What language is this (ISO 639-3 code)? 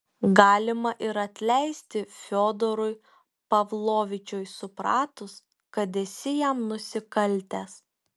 lit